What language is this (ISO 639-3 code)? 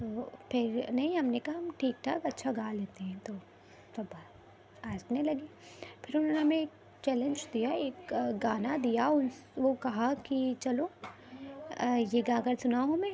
urd